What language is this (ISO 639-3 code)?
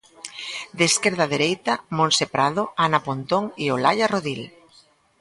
glg